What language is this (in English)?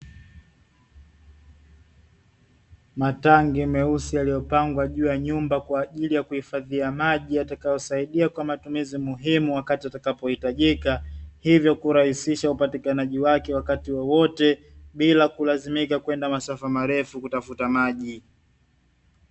Swahili